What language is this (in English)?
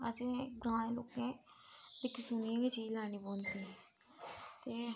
Dogri